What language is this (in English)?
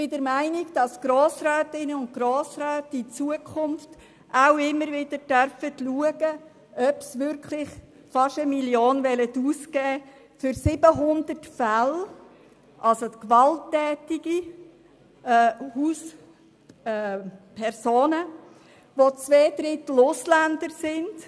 Swiss German